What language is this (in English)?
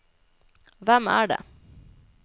Norwegian